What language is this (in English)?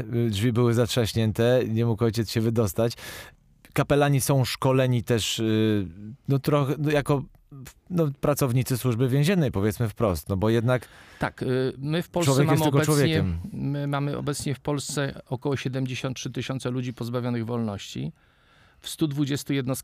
Polish